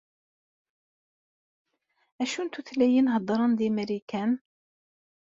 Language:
Kabyle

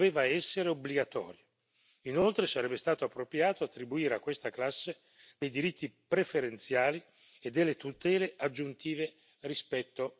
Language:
Italian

